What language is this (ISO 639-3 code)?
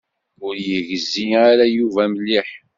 kab